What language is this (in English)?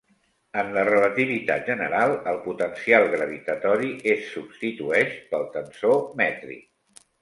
Catalan